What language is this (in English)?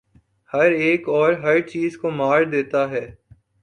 Urdu